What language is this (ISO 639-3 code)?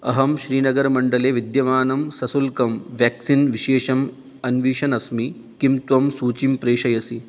san